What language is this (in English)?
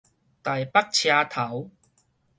Min Nan Chinese